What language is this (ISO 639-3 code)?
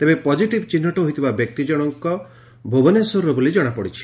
ori